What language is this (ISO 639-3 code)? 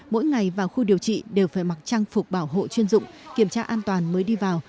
vie